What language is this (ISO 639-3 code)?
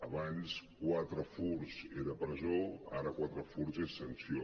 cat